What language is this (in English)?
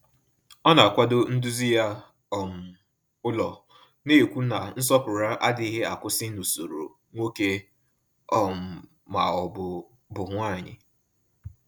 Igbo